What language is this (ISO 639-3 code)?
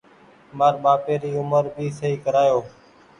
gig